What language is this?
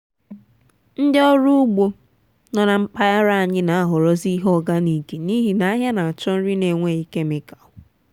Igbo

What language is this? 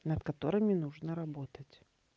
Russian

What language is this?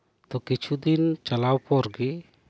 Santali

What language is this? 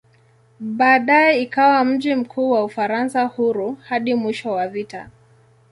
Swahili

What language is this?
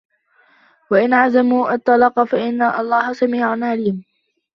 Arabic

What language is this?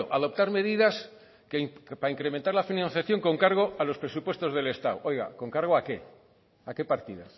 Spanish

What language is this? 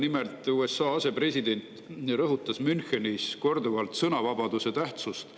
Estonian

